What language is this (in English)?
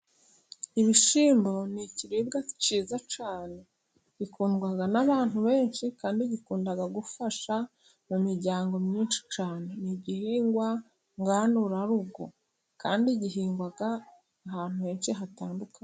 Kinyarwanda